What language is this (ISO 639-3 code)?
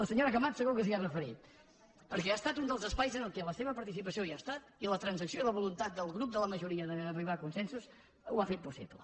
cat